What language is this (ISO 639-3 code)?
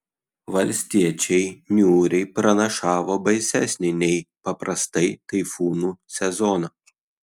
lit